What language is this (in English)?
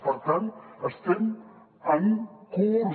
Catalan